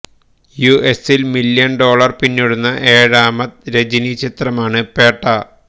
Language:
Malayalam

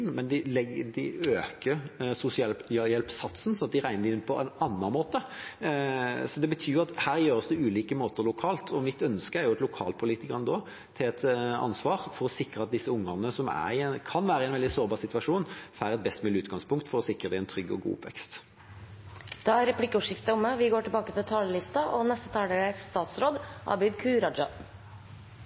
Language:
Norwegian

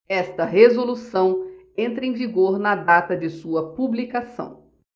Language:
Portuguese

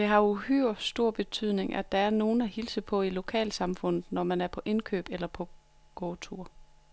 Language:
Danish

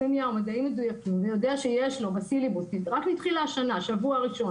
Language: Hebrew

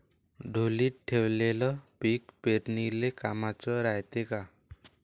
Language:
Marathi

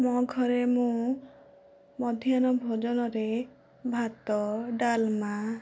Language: Odia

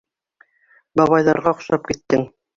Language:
Bashkir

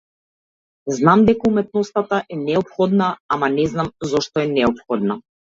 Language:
Macedonian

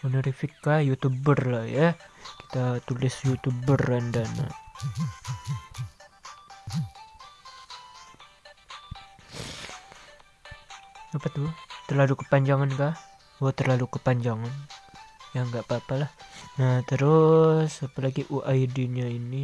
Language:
Indonesian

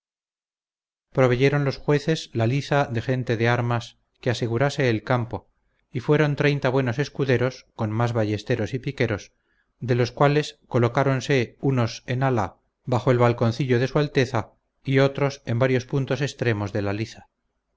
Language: Spanish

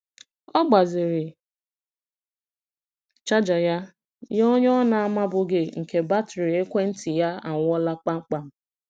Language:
Igbo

